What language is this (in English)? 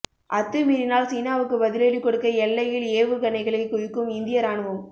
Tamil